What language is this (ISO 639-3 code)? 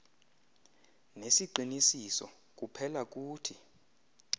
xho